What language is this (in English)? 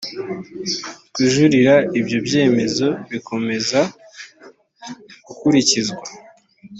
Kinyarwanda